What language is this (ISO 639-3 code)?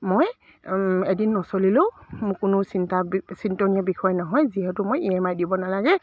asm